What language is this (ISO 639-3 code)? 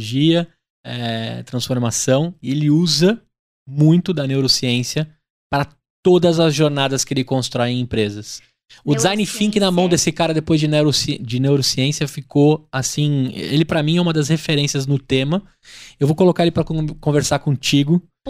por